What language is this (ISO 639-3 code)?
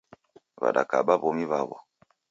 dav